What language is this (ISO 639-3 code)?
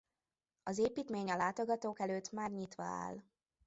hun